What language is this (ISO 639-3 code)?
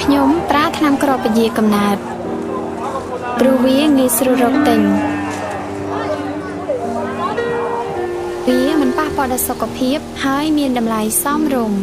tha